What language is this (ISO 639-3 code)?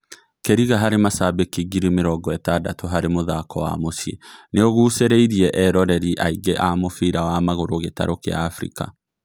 kik